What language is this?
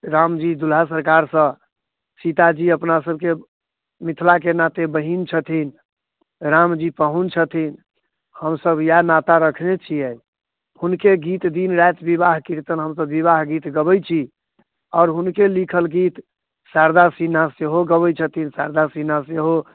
Maithili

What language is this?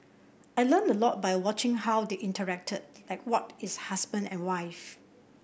English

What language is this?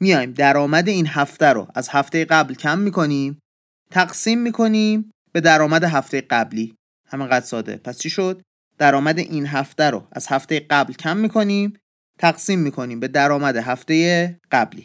Persian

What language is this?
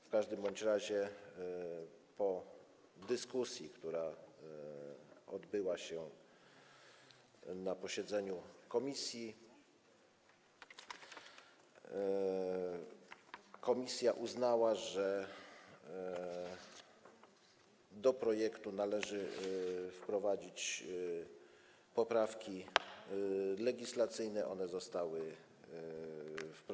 Polish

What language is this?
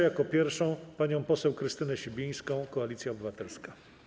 Polish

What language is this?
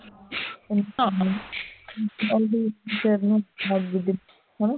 Punjabi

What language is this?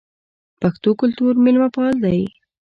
Pashto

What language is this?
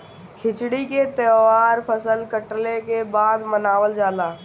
Bhojpuri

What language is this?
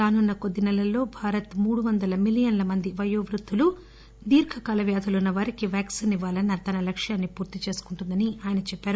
Telugu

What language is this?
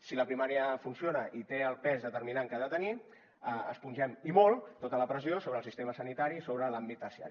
Catalan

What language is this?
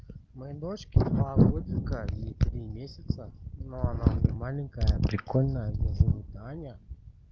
Russian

